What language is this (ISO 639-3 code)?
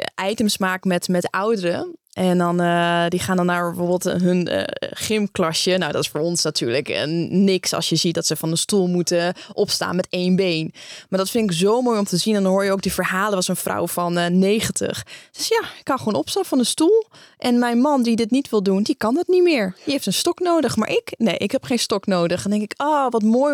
nld